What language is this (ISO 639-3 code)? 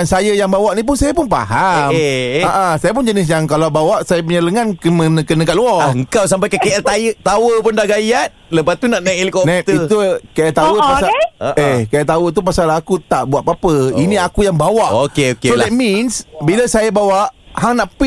msa